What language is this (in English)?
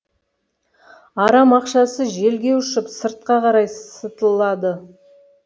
Kazakh